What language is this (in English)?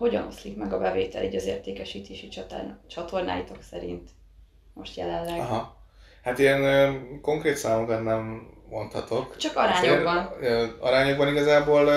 Hungarian